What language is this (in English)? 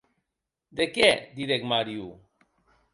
Occitan